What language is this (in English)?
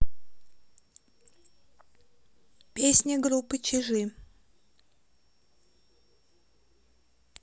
Russian